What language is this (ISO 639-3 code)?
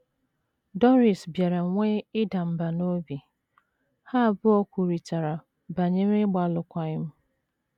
ibo